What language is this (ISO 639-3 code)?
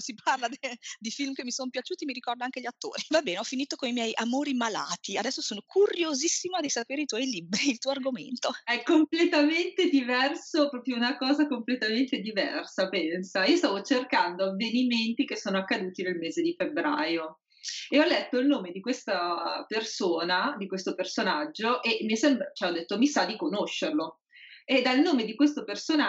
ita